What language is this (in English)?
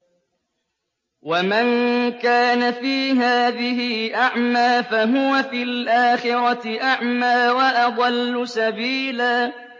Arabic